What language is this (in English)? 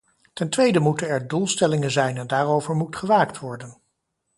Dutch